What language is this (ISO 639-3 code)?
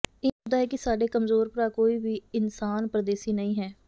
pan